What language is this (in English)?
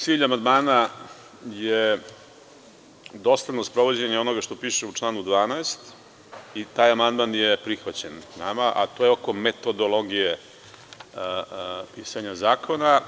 Serbian